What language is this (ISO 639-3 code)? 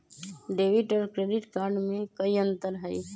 mag